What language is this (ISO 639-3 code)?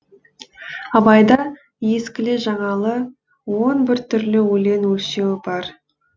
kaz